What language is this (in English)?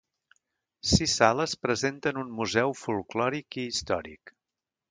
Catalan